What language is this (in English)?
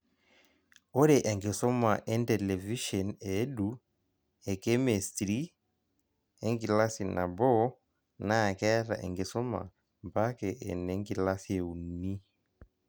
Masai